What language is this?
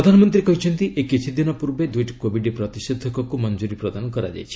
Odia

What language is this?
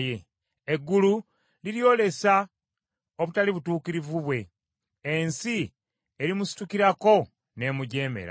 Ganda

